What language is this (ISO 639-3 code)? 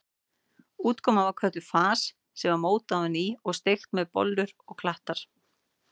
isl